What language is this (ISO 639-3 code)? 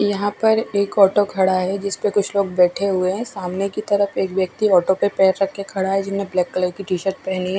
hin